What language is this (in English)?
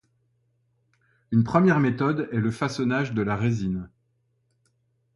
French